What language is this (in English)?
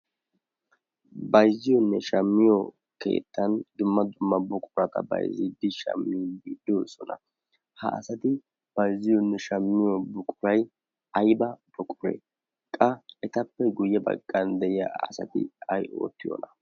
Wolaytta